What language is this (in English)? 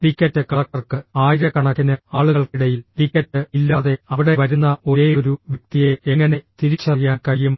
Malayalam